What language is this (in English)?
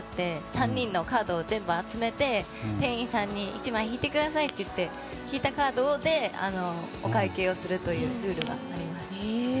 Japanese